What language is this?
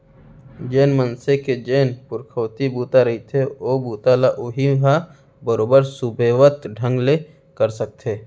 Chhattisgarhi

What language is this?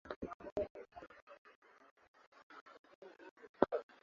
Swahili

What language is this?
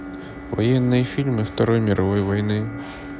Russian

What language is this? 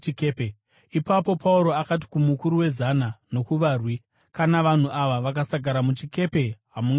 Shona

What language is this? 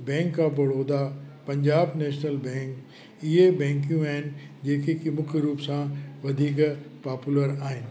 Sindhi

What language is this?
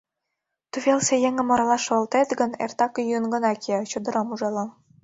Mari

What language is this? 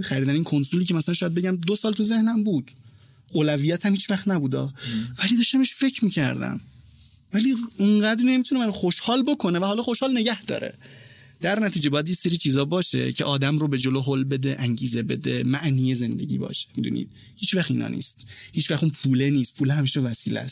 Persian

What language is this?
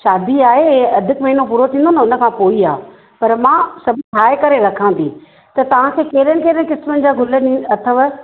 Sindhi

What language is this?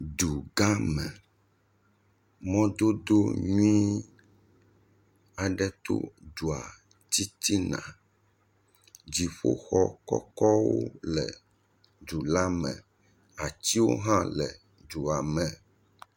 Ewe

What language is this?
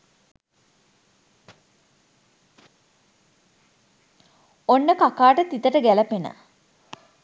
Sinhala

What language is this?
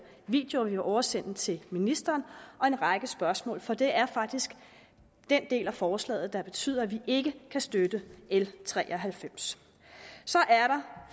Danish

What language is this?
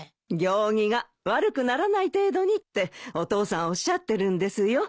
Japanese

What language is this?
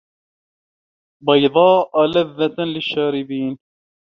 Arabic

